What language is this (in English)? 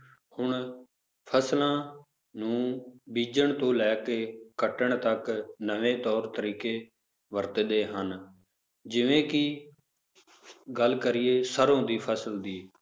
Punjabi